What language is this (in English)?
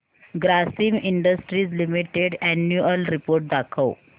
Marathi